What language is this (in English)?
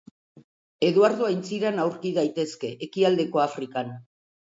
Basque